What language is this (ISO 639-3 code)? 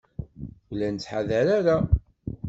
kab